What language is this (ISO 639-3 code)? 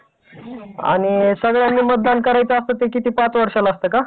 mar